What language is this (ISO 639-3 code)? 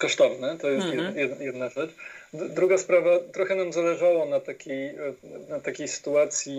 pol